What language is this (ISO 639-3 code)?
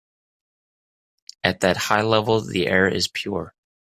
eng